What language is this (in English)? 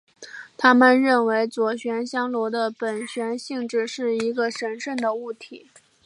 Chinese